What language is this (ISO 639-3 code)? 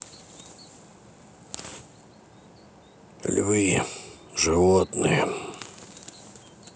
rus